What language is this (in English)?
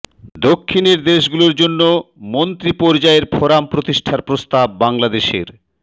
Bangla